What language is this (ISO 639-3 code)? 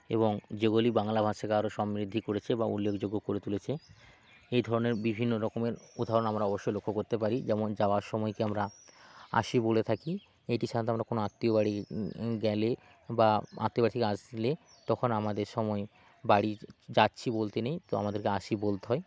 ben